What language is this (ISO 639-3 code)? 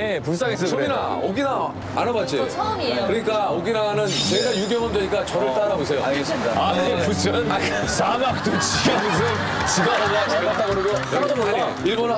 kor